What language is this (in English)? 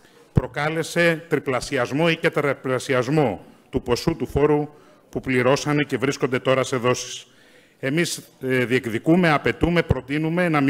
Greek